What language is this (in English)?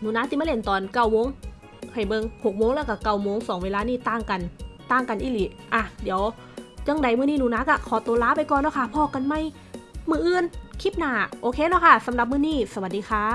Thai